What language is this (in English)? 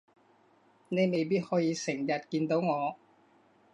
Cantonese